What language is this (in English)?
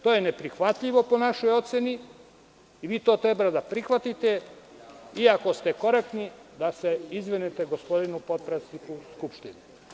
Serbian